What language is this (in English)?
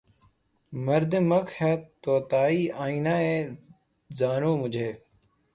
Urdu